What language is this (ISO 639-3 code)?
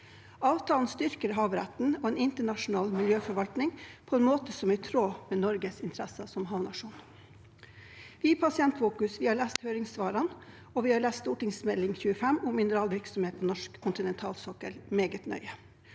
nor